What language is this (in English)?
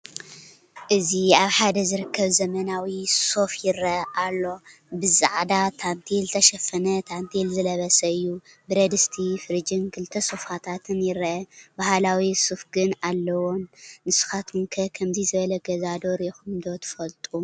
Tigrinya